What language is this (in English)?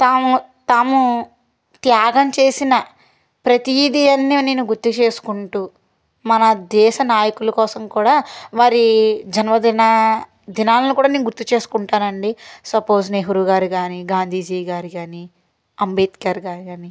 Telugu